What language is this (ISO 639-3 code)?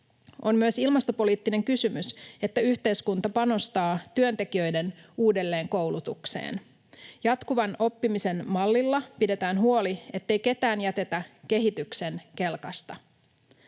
fin